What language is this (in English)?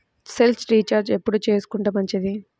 Telugu